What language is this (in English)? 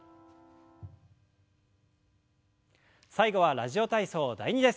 Japanese